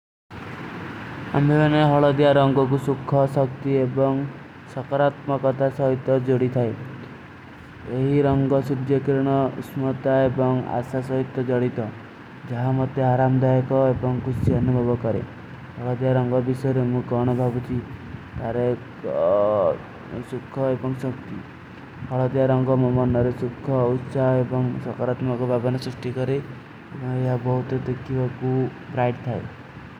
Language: Kui (India)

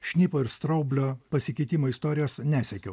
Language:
Lithuanian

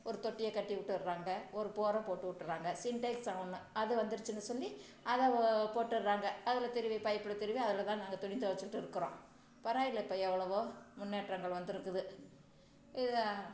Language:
Tamil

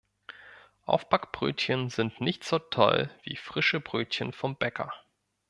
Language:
German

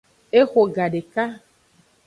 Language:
Aja (Benin)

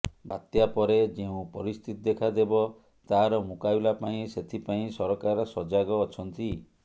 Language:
Odia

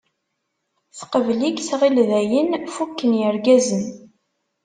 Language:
Kabyle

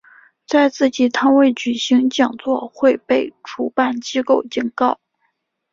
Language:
Chinese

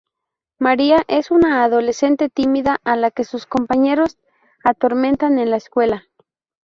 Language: Spanish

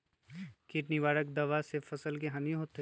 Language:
Magahi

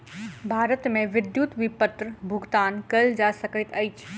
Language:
Maithili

